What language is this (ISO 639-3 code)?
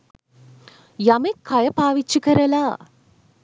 sin